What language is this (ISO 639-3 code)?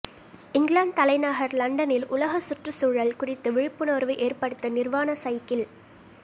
tam